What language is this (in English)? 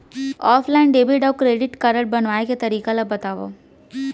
Chhattisgarhi